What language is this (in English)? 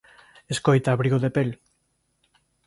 Galician